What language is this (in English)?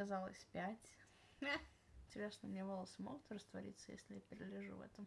Russian